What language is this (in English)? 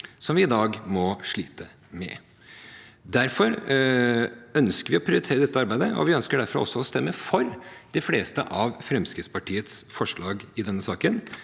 Norwegian